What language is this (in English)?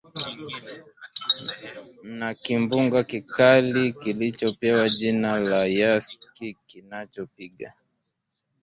Swahili